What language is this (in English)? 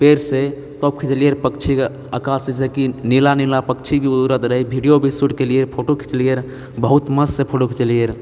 Maithili